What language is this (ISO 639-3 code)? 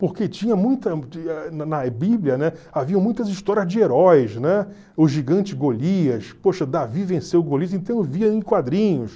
por